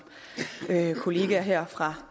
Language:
Danish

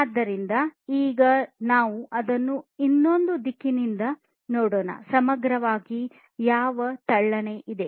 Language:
Kannada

